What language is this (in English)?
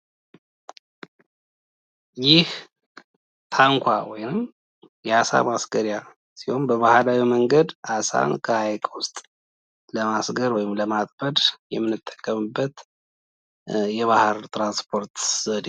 Amharic